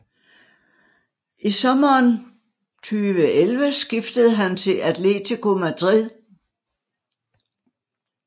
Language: Danish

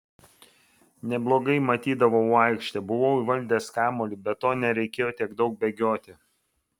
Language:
Lithuanian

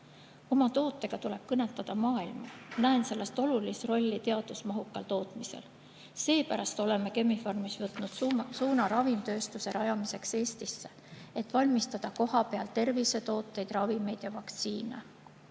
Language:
Estonian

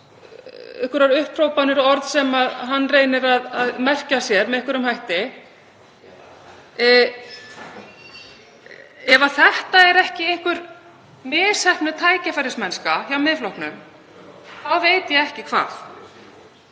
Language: Icelandic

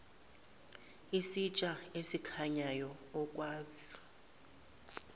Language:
Zulu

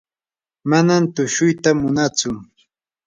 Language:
Yanahuanca Pasco Quechua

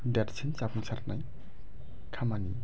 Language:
Bodo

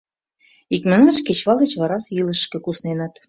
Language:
Mari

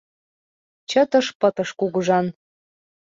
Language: Mari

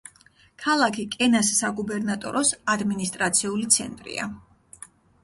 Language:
Georgian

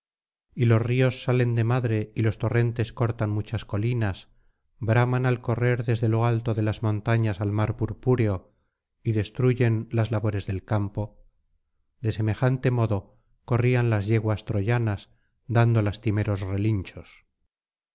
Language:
Spanish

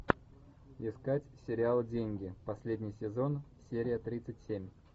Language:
Russian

